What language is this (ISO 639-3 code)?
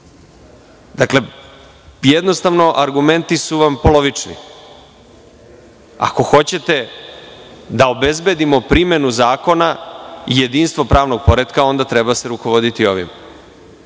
srp